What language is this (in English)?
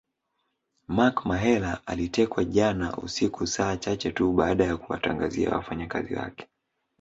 Swahili